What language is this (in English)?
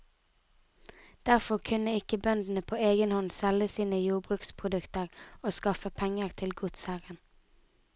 Norwegian